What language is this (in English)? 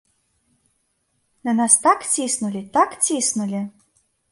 Belarusian